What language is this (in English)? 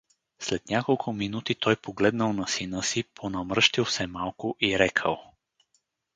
Bulgarian